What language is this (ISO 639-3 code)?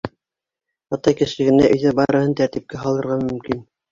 bak